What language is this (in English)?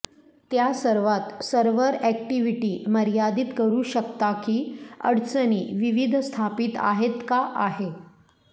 Marathi